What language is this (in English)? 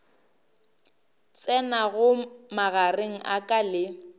Northern Sotho